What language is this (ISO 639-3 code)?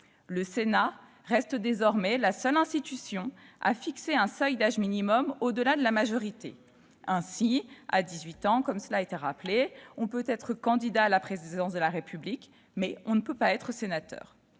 fra